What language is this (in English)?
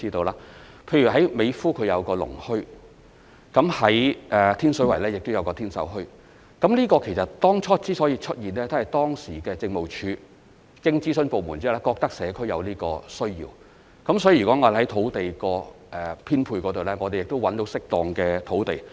Cantonese